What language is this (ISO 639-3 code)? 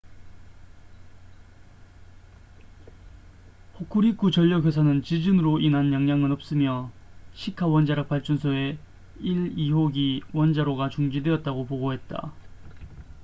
kor